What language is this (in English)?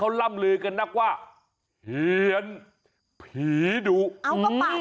Thai